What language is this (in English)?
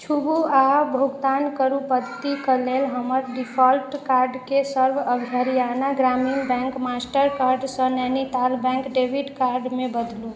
Maithili